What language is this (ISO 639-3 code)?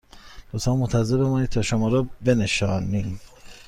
fas